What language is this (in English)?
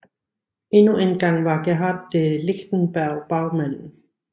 Danish